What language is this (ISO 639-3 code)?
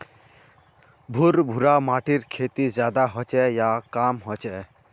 mag